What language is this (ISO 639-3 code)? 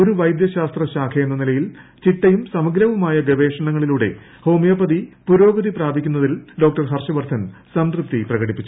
mal